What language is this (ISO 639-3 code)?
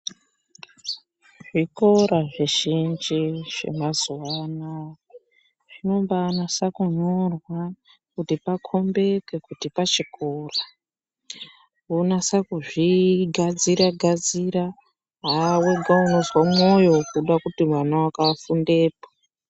ndc